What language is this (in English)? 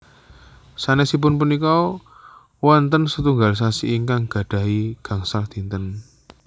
Javanese